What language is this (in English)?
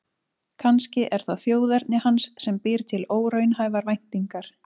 Icelandic